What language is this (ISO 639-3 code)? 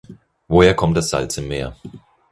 deu